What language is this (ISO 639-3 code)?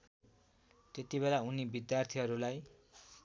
nep